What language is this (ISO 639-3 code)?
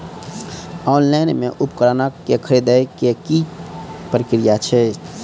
mai